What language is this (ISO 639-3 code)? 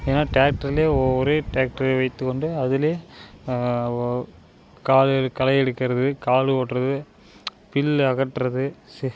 tam